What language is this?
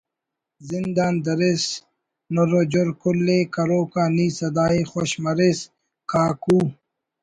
Brahui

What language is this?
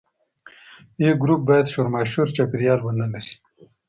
Pashto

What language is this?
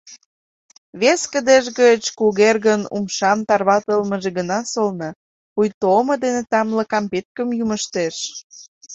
Mari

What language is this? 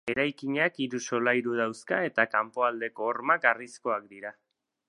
Basque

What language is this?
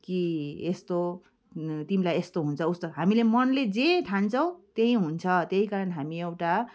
Nepali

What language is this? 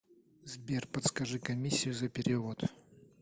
Russian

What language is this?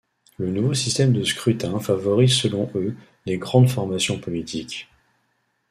French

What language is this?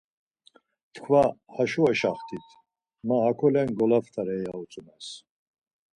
Laz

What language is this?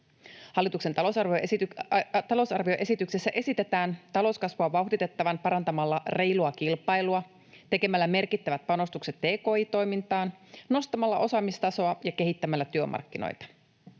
Finnish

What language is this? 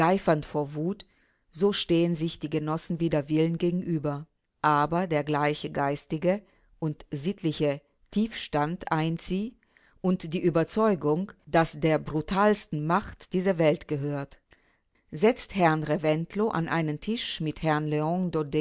German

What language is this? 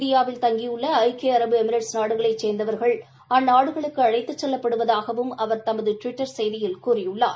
Tamil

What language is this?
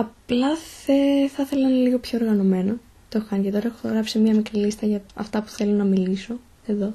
Greek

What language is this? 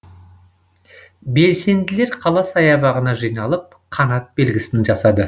Kazakh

